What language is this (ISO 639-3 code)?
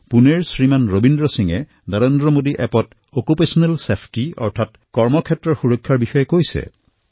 asm